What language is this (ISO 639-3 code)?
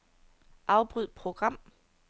dan